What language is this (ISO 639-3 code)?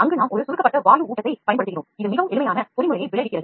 tam